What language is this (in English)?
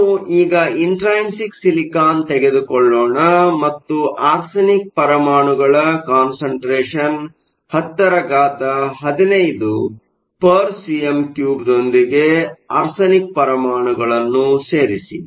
Kannada